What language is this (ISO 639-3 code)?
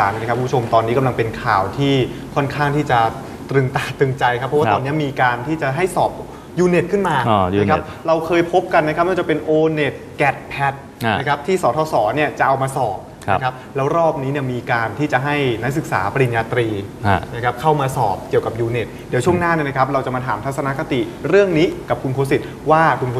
tha